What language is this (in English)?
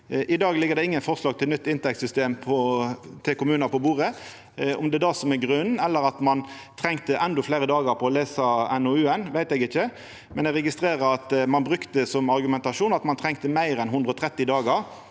Norwegian